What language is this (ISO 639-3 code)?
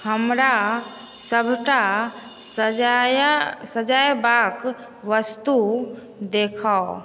mai